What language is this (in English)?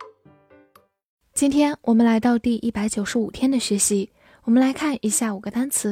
Chinese